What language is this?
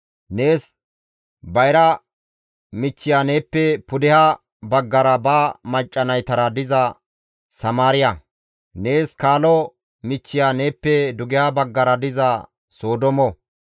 Gamo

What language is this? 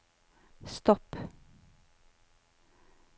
Norwegian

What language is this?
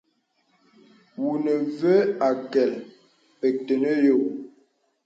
Bebele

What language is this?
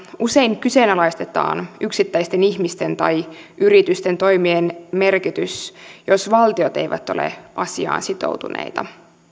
Finnish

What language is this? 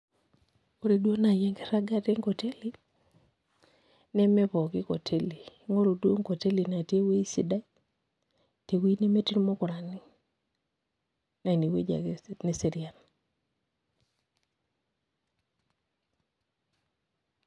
Masai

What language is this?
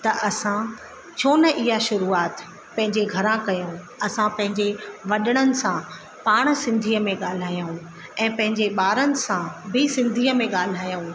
Sindhi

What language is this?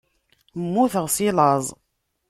Kabyle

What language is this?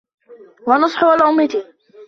Arabic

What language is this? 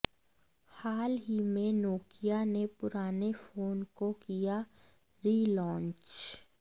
Hindi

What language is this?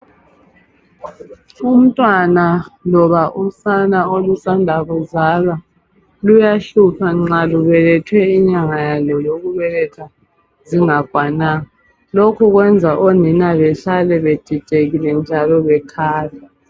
North Ndebele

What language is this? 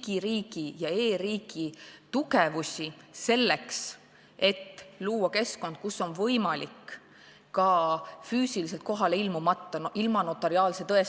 Estonian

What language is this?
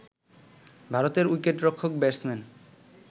Bangla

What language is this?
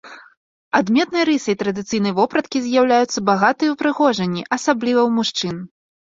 Belarusian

